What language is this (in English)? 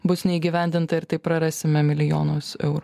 Lithuanian